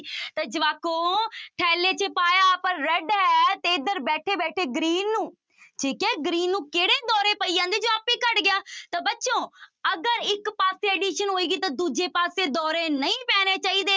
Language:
Punjabi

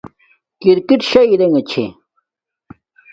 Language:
Domaaki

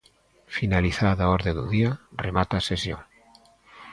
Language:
Galician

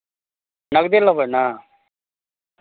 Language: Maithili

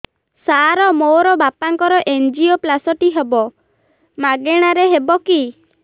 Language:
Odia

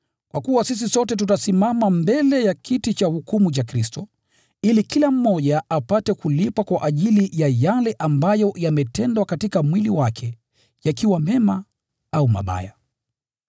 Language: Swahili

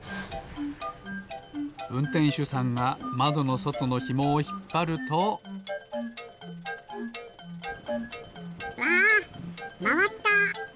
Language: Japanese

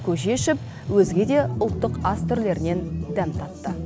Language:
Kazakh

